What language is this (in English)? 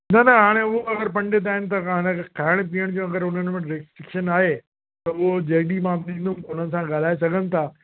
Sindhi